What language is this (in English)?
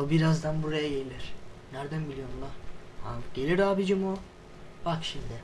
Turkish